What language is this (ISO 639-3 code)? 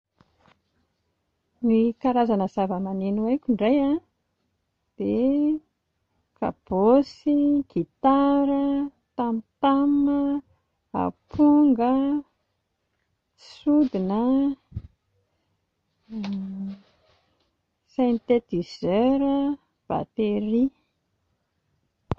mlg